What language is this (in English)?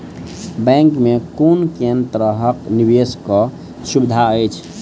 Maithili